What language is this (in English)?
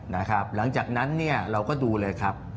Thai